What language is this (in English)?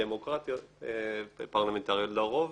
Hebrew